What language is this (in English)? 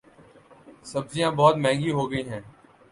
Urdu